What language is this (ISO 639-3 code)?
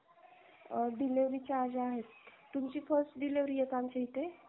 mar